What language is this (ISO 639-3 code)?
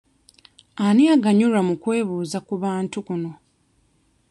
lug